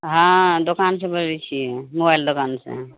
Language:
Maithili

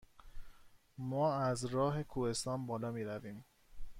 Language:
Persian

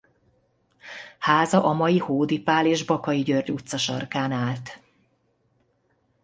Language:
Hungarian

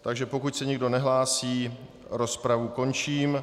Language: Czech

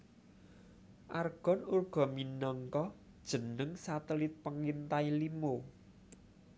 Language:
Javanese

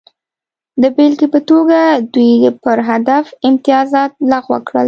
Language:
Pashto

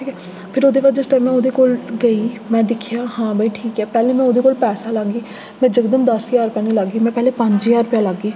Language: Dogri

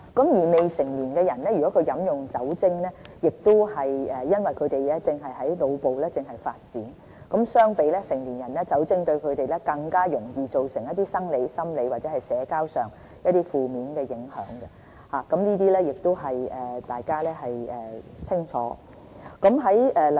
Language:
Cantonese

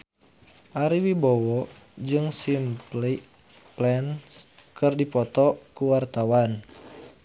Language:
Sundanese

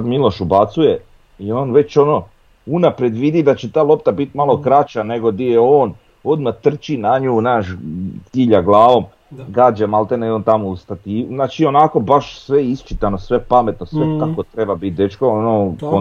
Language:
Croatian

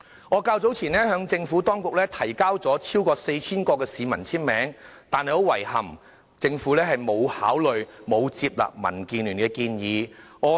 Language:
Cantonese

